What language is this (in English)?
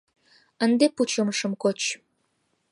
Mari